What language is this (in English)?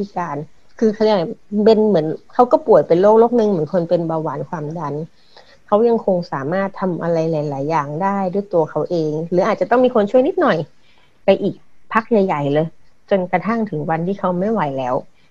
Thai